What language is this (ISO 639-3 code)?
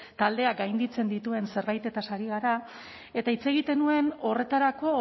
eus